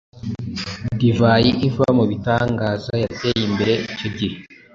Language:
Kinyarwanda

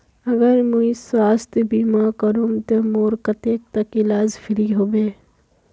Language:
Magahi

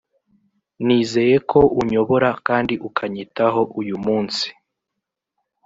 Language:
Kinyarwanda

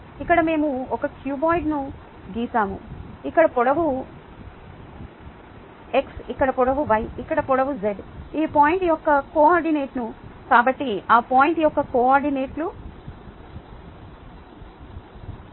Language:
Telugu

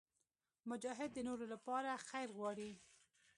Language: Pashto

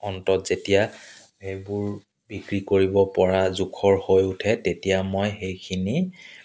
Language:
Assamese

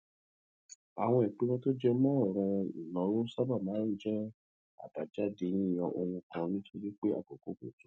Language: Yoruba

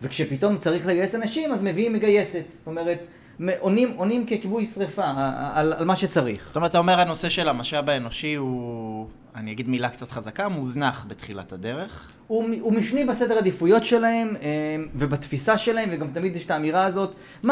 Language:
Hebrew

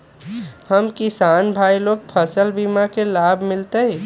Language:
Magahi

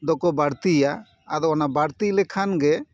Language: Santali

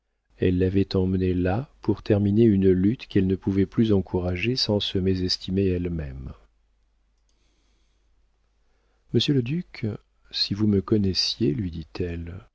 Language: French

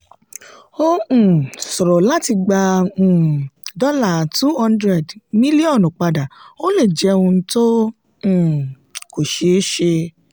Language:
Yoruba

